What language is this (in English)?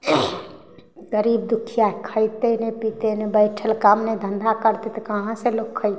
Maithili